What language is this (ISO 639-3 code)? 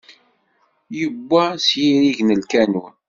kab